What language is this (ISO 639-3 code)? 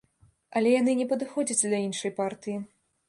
bel